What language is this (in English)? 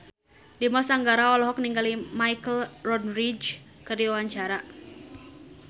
Sundanese